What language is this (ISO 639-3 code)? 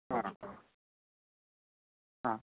mni